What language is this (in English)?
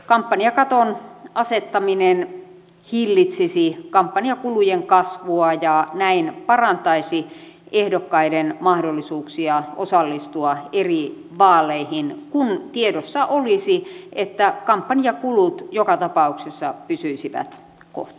Finnish